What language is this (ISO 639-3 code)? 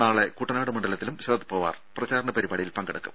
mal